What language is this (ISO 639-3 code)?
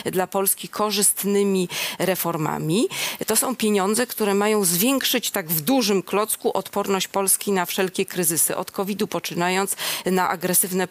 pol